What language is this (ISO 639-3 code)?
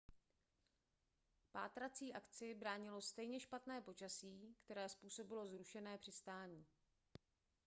ces